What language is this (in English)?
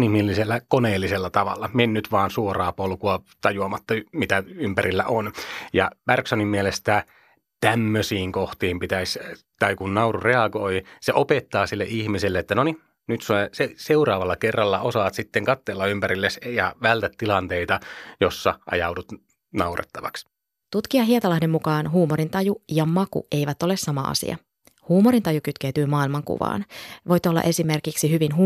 Finnish